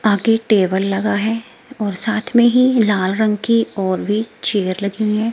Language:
Hindi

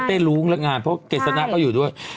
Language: Thai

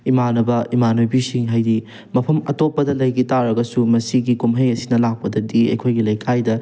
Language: Manipuri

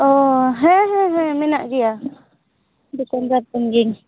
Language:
Santali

